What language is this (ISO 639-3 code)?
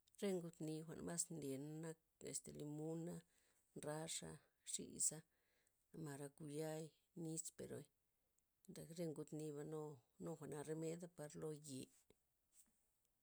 ztp